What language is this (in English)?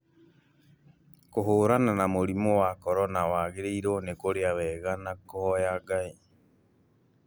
Kikuyu